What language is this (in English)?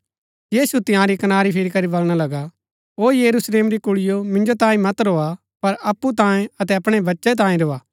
Gaddi